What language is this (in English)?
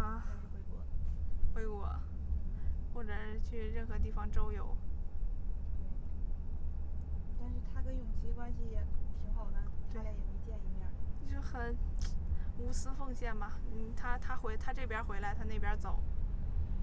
Chinese